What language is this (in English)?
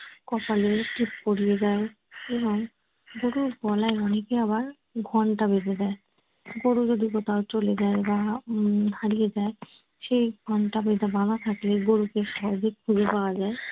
Bangla